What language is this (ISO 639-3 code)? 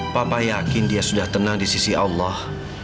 ind